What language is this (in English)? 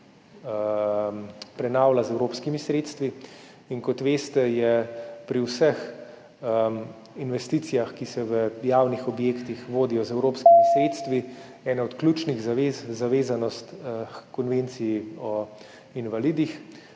Slovenian